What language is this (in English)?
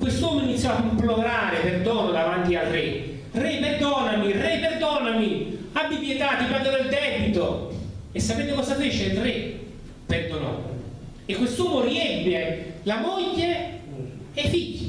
Italian